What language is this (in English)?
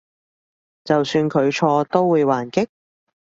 Cantonese